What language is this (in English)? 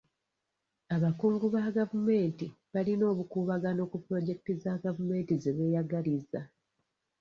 Ganda